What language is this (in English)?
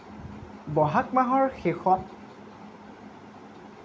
Assamese